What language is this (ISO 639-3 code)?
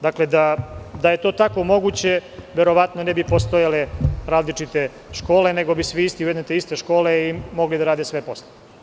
srp